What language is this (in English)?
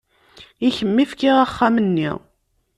Kabyle